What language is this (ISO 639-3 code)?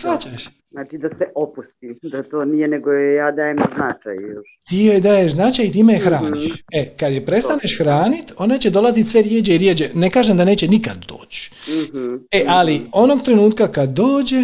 hrv